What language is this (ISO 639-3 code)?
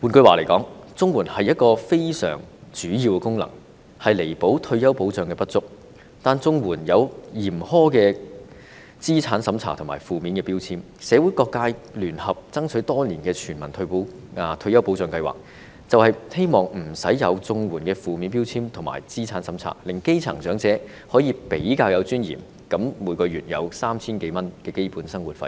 yue